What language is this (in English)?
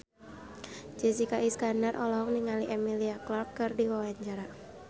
Sundanese